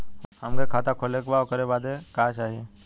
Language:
Bhojpuri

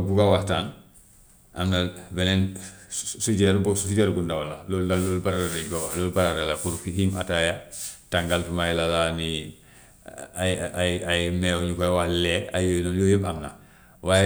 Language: Gambian Wolof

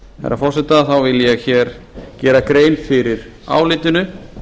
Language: Icelandic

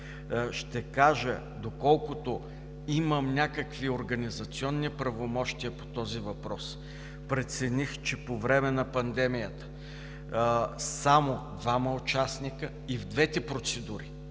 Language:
Bulgarian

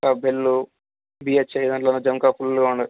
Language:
Telugu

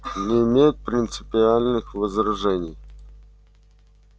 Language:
Russian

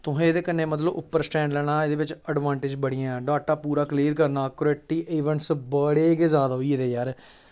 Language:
Dogri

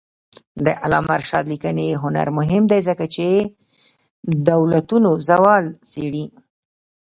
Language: Pashto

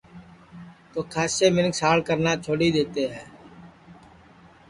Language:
Sansi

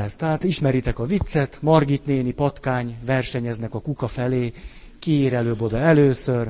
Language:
Hungarian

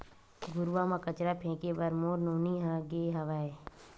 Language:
Chhattisgarhi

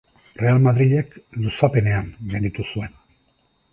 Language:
Basque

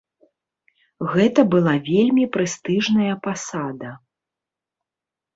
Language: Belarusian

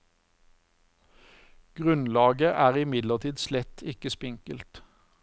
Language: Norwegian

